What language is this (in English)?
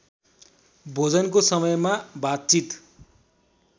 Nepali